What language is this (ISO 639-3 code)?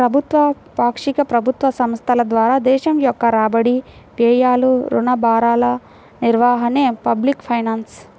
tel